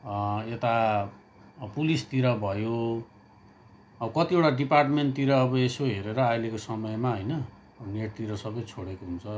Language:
Nepali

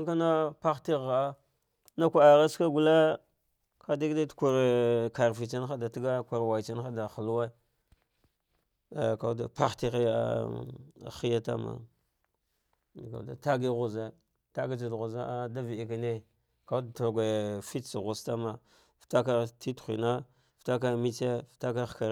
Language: Dghwede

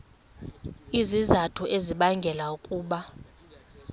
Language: Xhosa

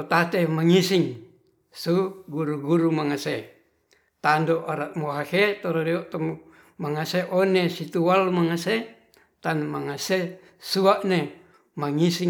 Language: Ratahan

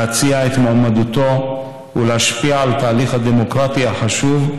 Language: Hebrew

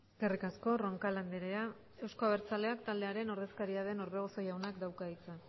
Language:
Basque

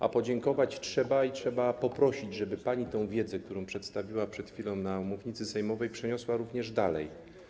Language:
Polish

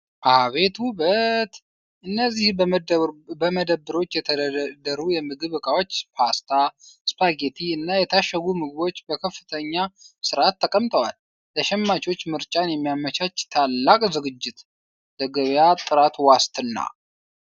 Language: Amharic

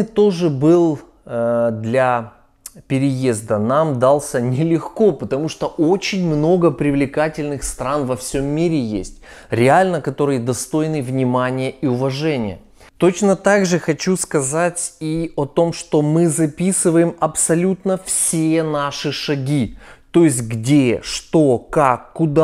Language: Russian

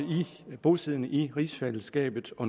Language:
Danish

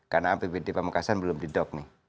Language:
Indonesian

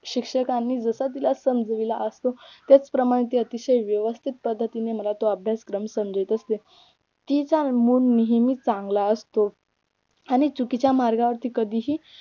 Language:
Marathi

